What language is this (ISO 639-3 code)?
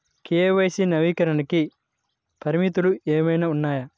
tel